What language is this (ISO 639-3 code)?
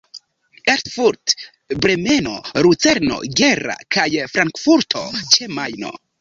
epo